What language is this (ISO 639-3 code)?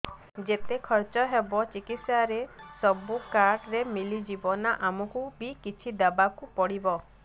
ori